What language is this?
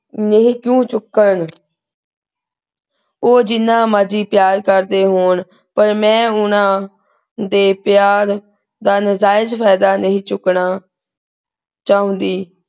Punjabi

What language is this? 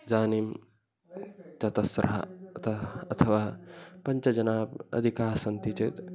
Sanskrit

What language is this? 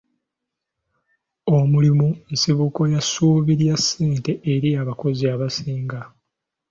Ganda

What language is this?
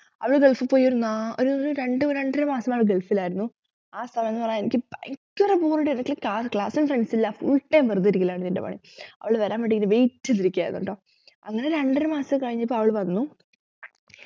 Malayalam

